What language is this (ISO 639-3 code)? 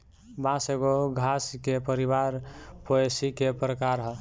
bho